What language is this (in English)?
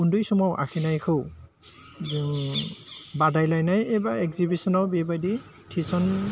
Bodo